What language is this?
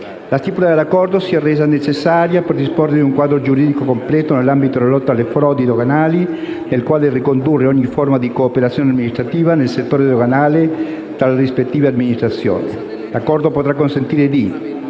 Italian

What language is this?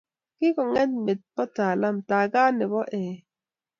Kalenjin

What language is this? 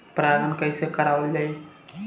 Bhojpuri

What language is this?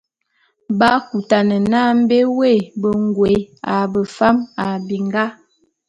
Bulu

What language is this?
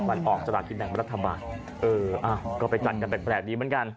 Thai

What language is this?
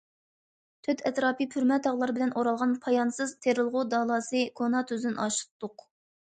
Uyghur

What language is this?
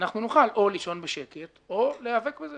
Hebrew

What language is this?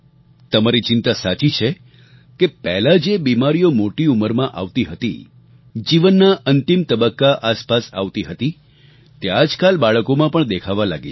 Gujarati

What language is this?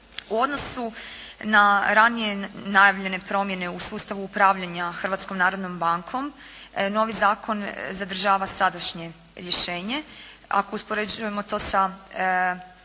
Croatian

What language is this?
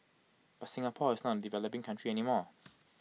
English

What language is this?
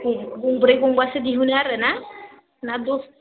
Bodo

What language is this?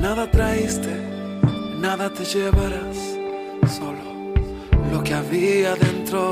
Spanish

